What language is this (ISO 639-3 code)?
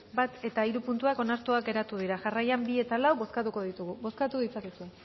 eus